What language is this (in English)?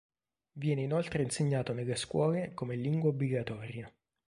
Italian